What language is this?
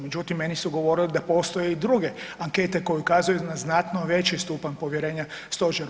Croatian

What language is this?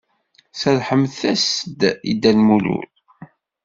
Kabyle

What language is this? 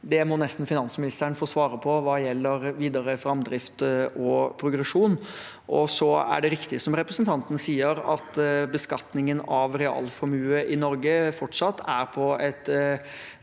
Norwegian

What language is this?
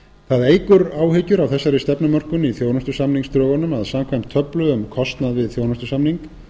Icelandic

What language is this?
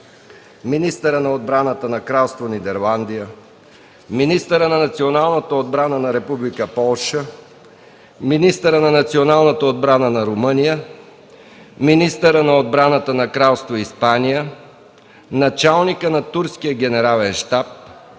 Bulgarian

